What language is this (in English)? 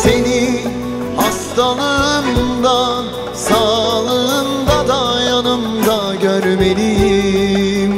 Turkish